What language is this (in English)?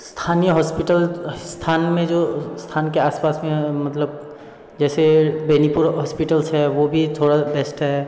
Hindi